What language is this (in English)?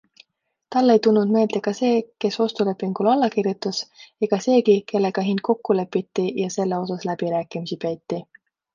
Estonian